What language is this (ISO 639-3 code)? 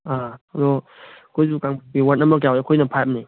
mni